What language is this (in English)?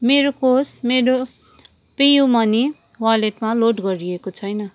Nepali